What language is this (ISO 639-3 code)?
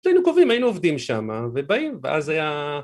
heb